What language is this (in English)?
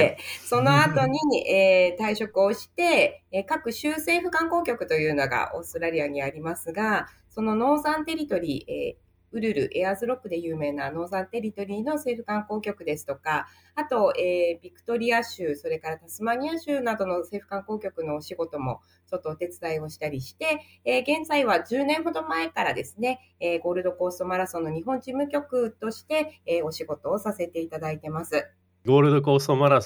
Japanese